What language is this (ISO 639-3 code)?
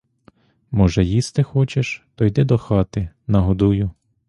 ukr